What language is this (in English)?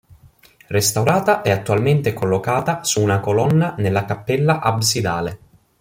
Italian